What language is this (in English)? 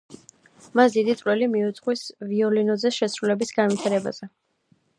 Georgian